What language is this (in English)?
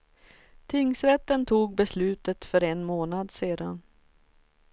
Swedish